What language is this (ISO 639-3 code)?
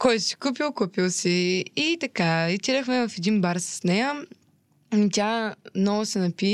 bul